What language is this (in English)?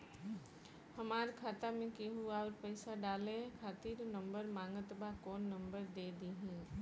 Bhojpuri